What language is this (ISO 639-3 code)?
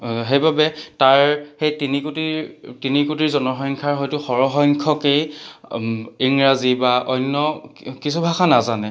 asm